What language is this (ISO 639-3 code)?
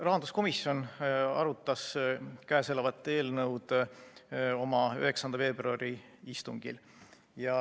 est